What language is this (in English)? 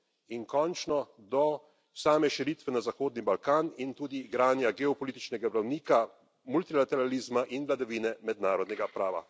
Slovenian